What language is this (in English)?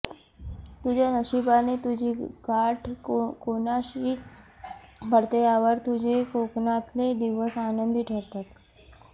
Marathi